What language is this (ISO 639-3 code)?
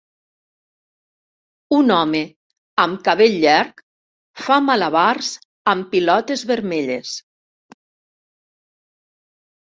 cat